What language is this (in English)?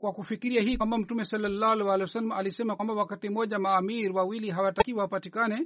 Swahili